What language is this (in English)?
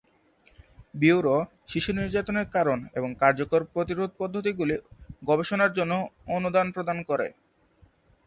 Bangla